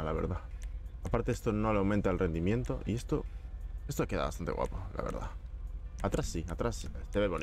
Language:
Spanish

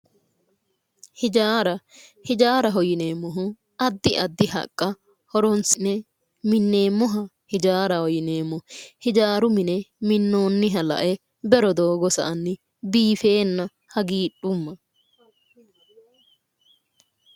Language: Sidamo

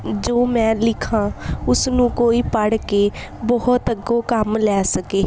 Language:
Punjabi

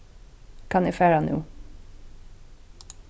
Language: Faroese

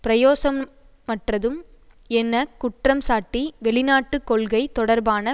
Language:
Tamil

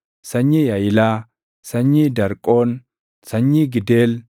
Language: Oromo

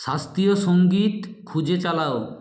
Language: Bangla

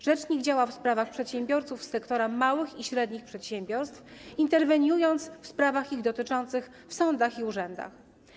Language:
Polish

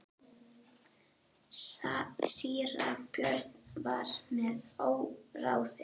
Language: Icelandic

